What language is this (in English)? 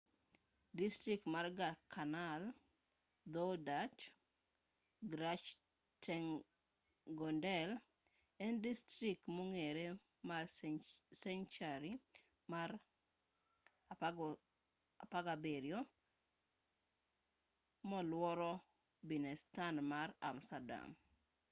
Luo (Kenya and Tanzania)